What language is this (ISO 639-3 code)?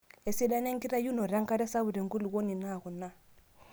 mas